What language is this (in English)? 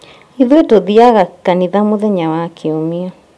Kikuyu